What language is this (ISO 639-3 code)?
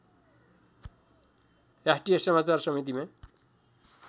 nep